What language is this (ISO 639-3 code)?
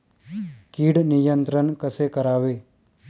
mar